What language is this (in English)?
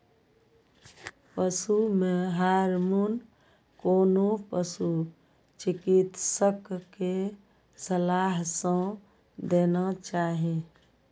Maithili